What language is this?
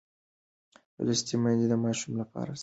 Pashto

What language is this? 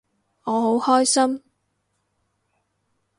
Cantonese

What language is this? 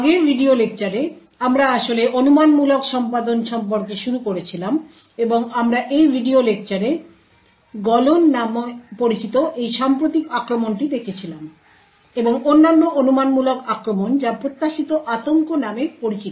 Bangla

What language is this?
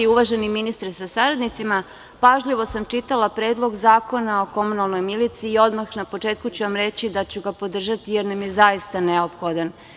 Serbian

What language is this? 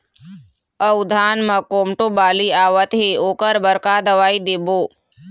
Chhattisgarhi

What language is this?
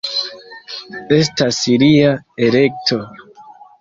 Esperanto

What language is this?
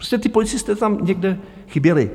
Czech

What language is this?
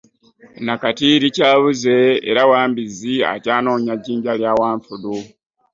Ganda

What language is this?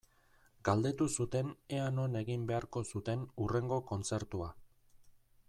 Basque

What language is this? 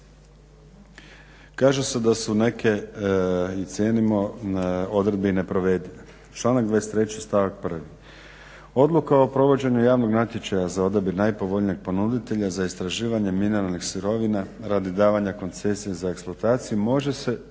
Croatian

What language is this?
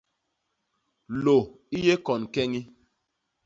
Basaa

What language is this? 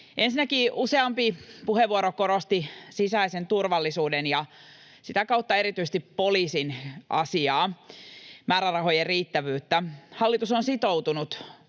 Finnish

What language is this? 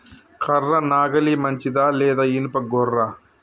Telugu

